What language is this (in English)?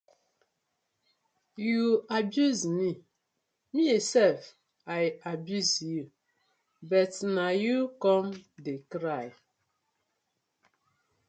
Nigerian Pidgin